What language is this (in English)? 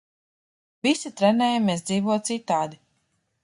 Latvian